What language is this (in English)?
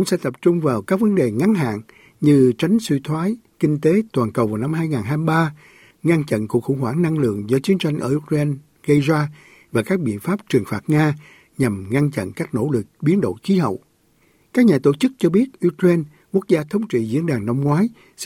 Vietnamese